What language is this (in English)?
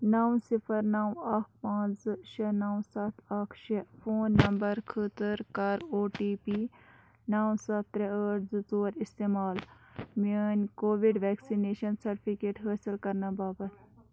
Kashmiri